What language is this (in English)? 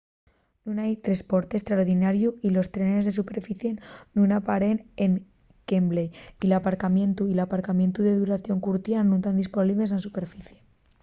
Asturian